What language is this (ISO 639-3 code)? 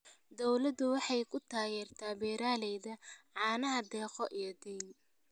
som